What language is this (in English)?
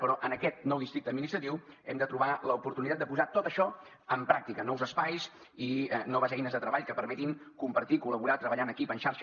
Catalan